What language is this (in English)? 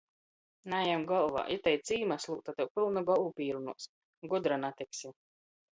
Latgalian